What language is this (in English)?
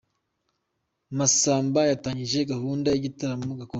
Kinyarwanda